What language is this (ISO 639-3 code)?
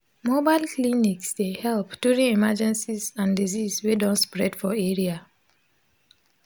pcm